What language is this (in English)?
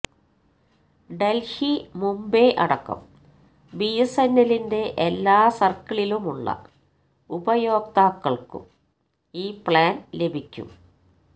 Malayalam